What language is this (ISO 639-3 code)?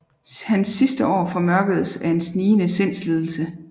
dan